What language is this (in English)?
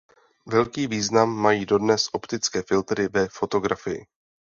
Czech